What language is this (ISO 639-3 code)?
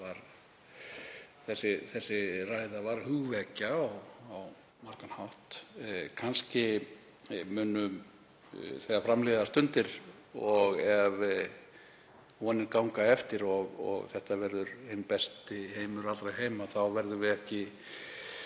isl